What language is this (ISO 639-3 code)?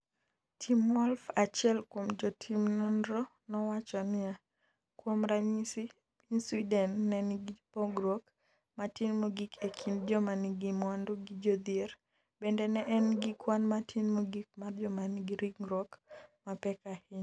luo